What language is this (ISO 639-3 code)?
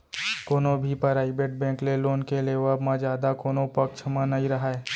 hne